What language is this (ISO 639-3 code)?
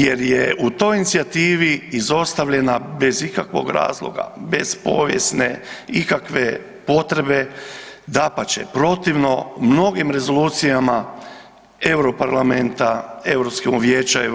hrv